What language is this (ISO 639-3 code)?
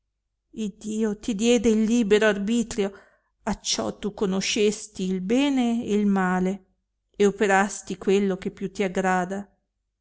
ita